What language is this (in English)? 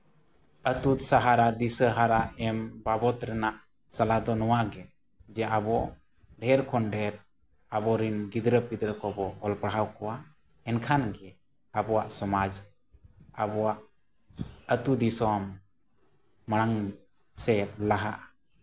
Santali